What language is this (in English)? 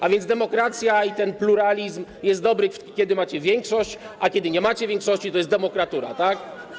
Polish